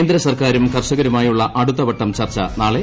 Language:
Malayalam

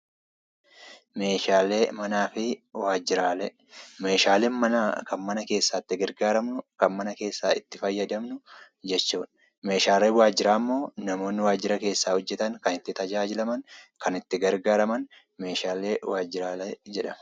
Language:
Oromo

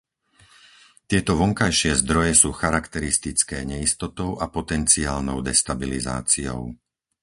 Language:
Slovak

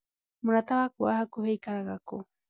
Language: Kikuyu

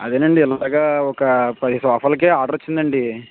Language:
Telugu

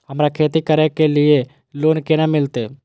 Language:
Maithili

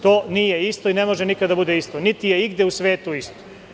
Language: Serbian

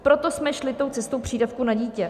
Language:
Czech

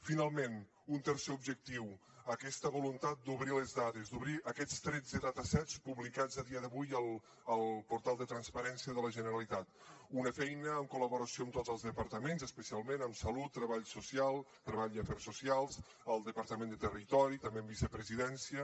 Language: Catalan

